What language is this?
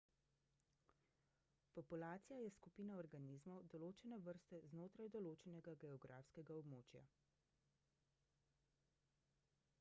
Slovenian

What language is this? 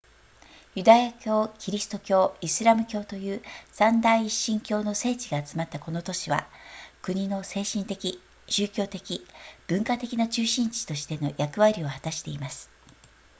Japanese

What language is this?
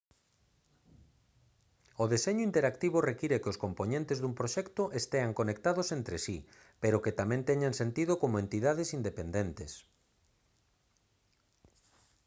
Galician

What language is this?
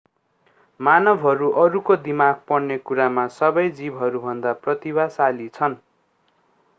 Nepali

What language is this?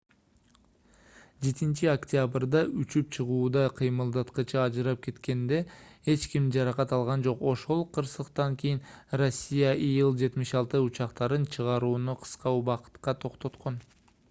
Kyrgyz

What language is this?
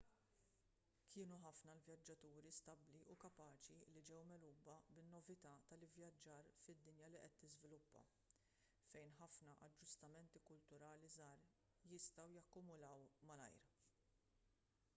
Maltese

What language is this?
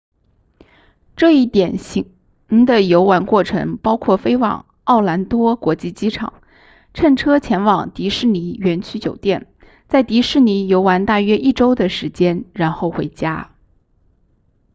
Chinese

